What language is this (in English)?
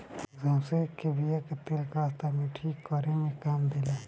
Bhojpuri